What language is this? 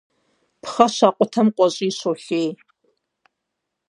Kabardian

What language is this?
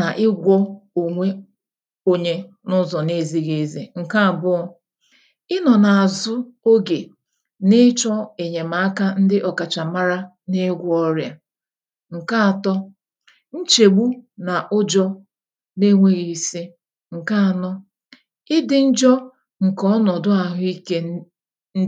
Igbo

